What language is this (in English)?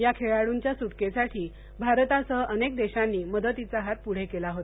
Marathi